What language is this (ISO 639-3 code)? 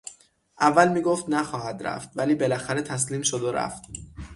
fas